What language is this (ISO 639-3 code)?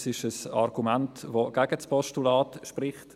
gsw